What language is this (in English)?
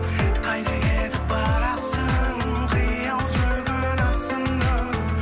Kazakh